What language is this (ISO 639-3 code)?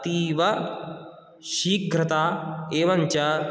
san